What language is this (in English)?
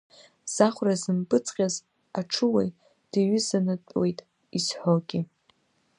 Abkhazian